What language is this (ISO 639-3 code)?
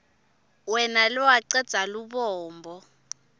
ssw